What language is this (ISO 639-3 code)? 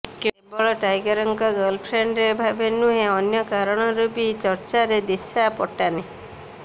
ori